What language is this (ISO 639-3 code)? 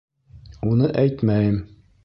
bak